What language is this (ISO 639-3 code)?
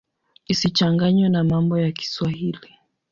swa